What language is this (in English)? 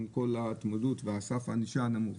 Hebrew